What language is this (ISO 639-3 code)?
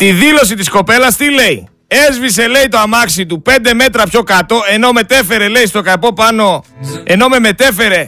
ell